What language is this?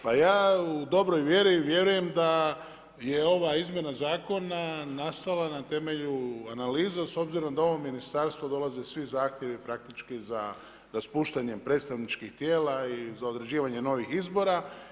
Croatian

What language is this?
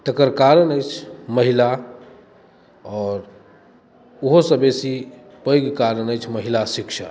Maithili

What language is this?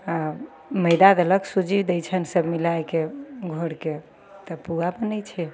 Maithili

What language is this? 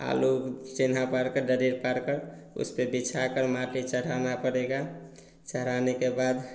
Hindi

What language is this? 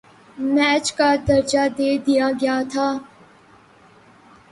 Urdu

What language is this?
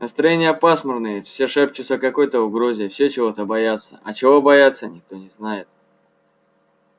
Russian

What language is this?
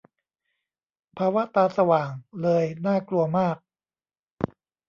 Thai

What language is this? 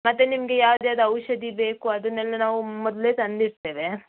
Kannada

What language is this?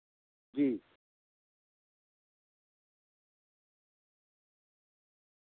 Dogri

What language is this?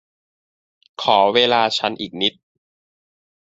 Thai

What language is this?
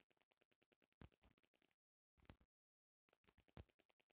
Bhojpuri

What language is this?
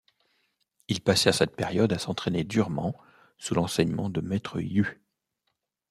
French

